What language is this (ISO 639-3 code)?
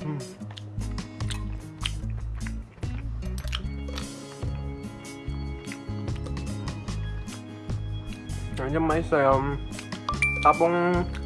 kor